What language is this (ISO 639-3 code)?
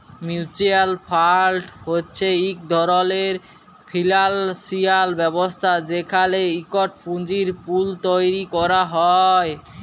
ben